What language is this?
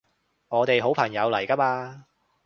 Cantonese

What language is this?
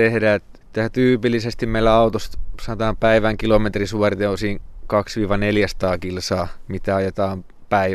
Finnish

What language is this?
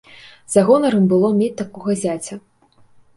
Belarusian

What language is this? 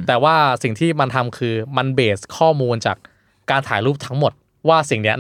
Thai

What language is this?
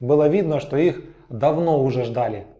Russian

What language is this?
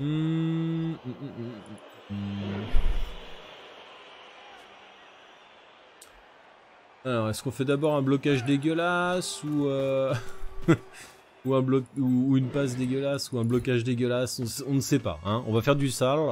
French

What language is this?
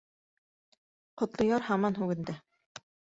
Bashkir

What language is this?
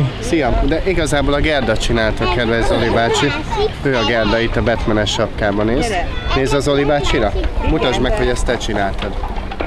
Hungarian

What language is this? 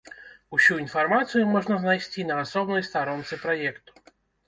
Belarusian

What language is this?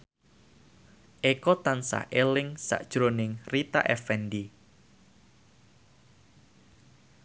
Javanese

